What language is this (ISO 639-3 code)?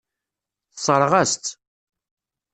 kab